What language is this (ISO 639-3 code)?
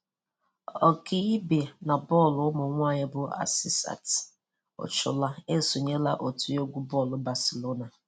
ibo